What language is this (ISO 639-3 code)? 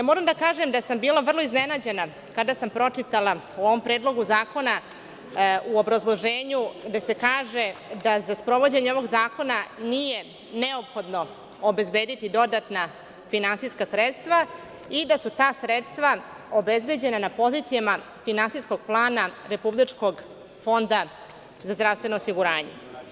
srp